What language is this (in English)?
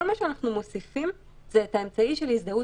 Hebrew